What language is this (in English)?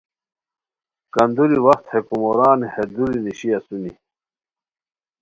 Khowar